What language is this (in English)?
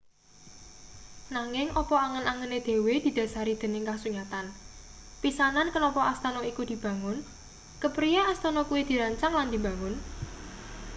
Javanese